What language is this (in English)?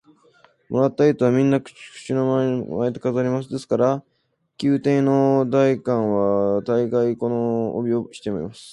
Japanese